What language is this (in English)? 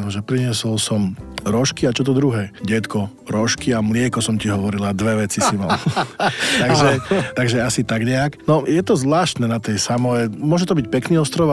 Slovak